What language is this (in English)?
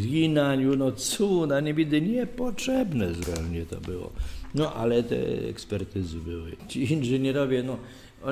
Polish